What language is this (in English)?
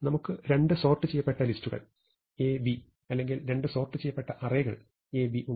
Malayalam